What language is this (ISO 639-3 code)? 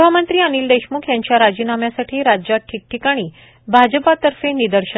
mar